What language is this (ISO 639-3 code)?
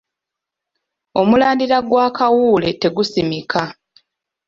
lug